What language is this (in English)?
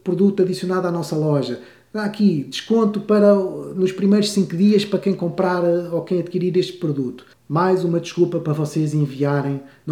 Portuguese